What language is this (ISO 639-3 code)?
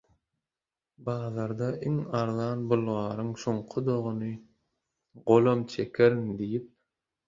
tuk